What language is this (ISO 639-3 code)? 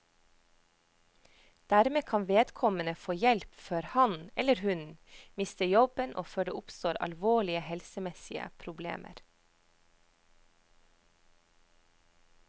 nor